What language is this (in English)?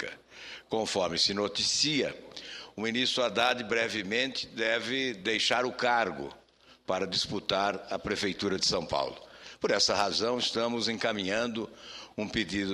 Portuguese